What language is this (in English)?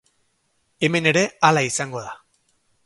Basque